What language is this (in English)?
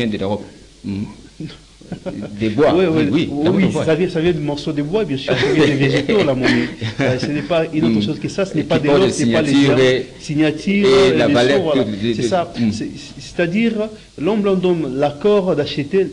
French